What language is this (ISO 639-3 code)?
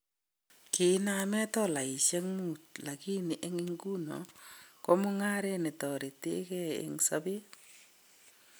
kln